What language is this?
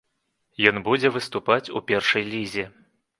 Belarusian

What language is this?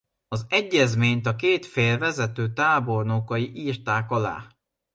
Hungarian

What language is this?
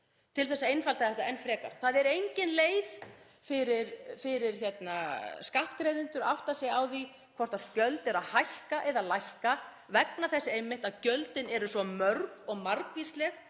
Icelandic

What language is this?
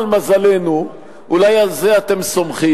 Hebrew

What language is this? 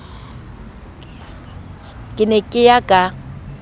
Southern Sotho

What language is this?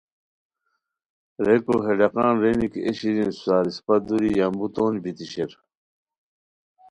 Khowar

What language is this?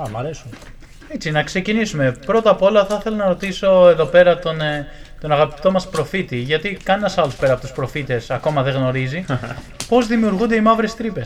Greek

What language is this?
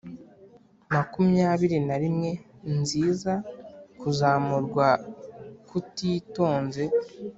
Kinyarwanda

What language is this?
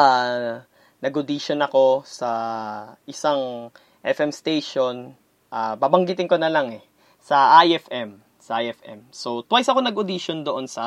Filipino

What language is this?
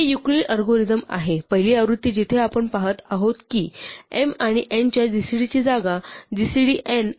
Marathi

